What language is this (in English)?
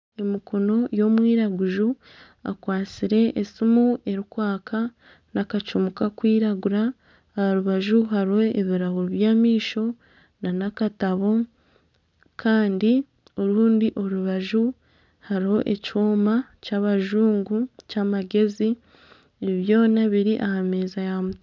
Nyankole